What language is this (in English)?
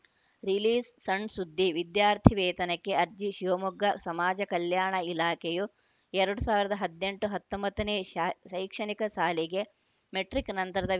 Kannada